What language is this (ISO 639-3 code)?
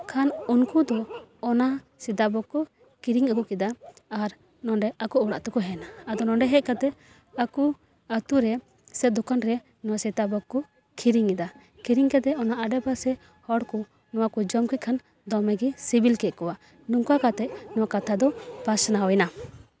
sat